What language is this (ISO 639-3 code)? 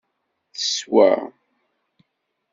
kab